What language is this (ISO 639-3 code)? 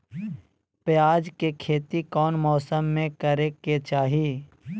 mag